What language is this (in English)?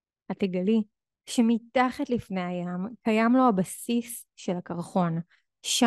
Hebrew